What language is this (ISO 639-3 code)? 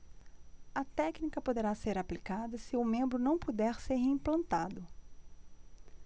por